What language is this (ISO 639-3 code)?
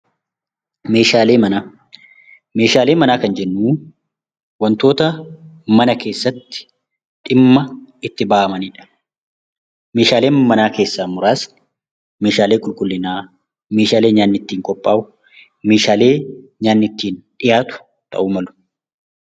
orm